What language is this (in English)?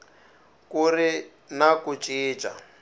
Tsonga